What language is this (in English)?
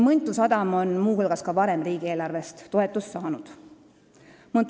Estonian